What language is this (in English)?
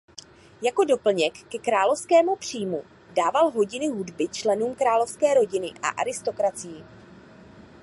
Czech